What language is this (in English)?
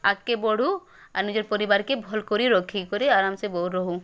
Odia